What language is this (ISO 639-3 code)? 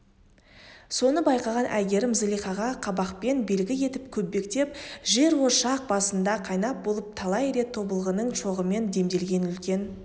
kaz